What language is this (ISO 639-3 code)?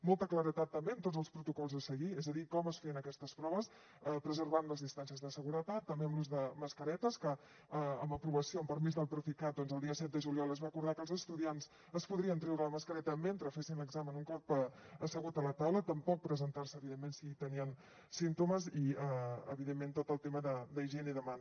cat